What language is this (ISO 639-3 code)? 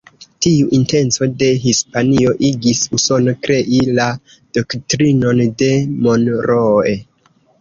epo